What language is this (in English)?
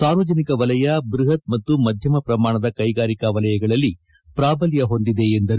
Kannada